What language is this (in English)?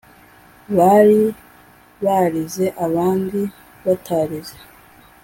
Kinyarwanda